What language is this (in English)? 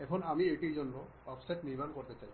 Bangla